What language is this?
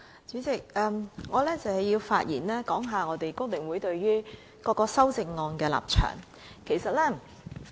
Cantonese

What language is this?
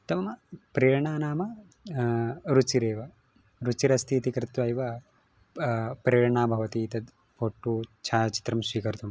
Sanskrit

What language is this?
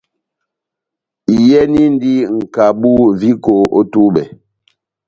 Batanga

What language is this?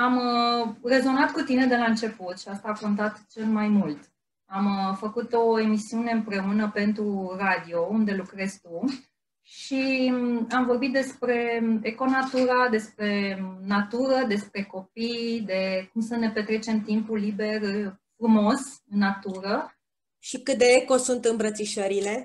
Romanian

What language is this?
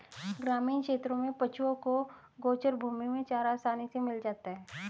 Hindi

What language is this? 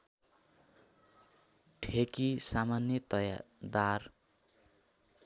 Nepali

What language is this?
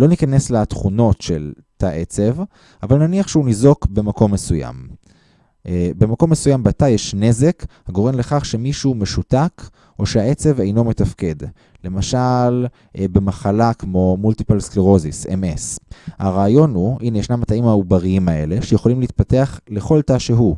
Hebrew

